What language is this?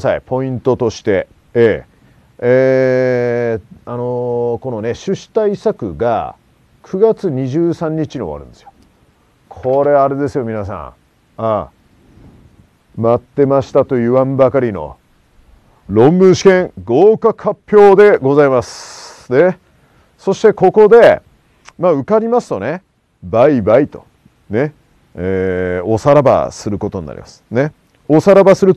Japanese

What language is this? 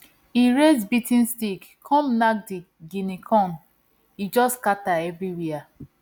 Nigerian Pidgin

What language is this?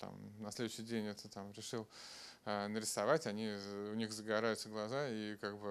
Russian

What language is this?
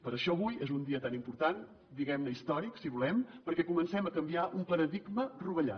Catalan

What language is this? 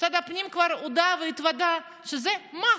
Hebrew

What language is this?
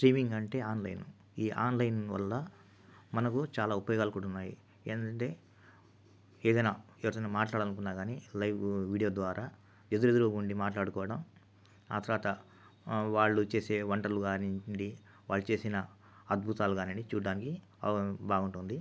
Telugu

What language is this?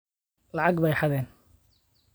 Somali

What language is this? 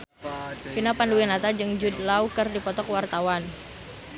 Sundanese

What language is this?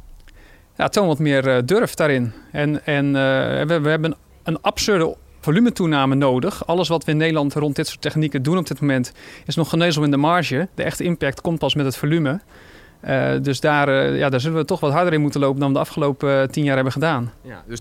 Dutch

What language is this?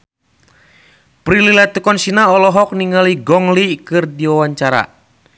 Sundanese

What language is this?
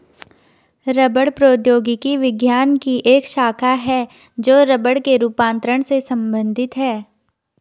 Hindi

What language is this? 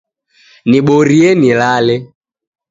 Taita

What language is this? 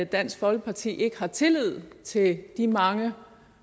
Danish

